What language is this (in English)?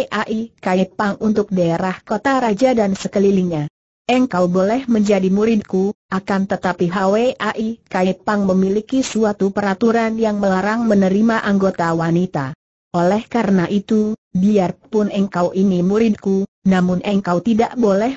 Indonesian